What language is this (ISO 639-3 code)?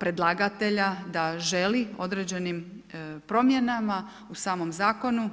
hrv